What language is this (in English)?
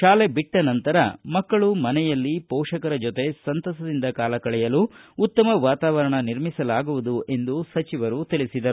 Kannada